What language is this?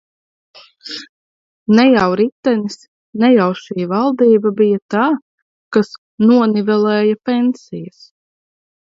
Latvian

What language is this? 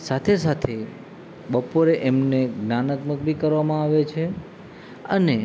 Gujarati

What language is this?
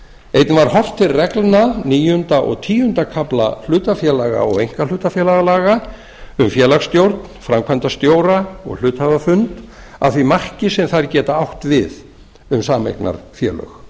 Icelandic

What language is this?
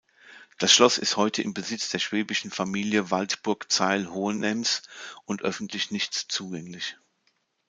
German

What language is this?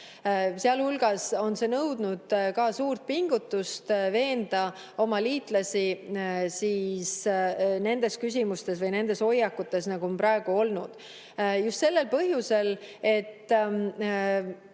Estonian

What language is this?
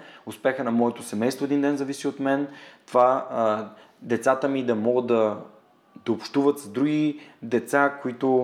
Bulgarian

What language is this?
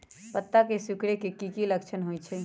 Magahi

